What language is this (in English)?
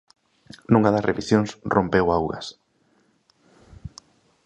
Galician